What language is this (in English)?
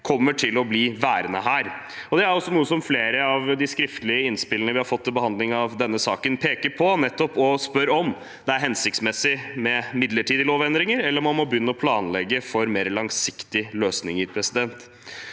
Norwegian